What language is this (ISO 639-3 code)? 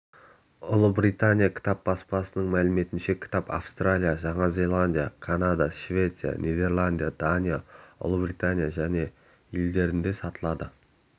kaz